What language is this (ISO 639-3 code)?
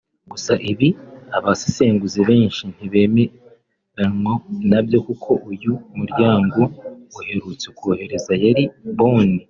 kin